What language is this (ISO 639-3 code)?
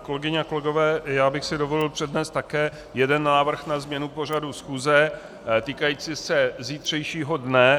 ces